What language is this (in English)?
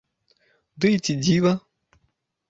Belarusian